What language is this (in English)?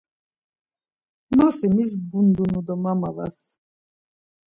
Laz